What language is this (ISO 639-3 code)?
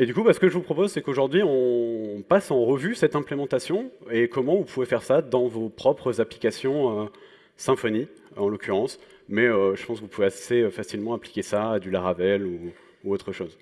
fra